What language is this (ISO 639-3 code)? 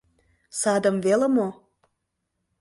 chm